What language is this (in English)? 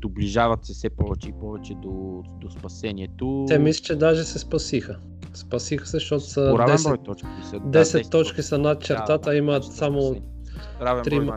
Bulgarian